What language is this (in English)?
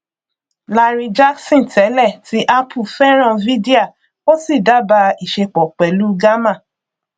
Yoruba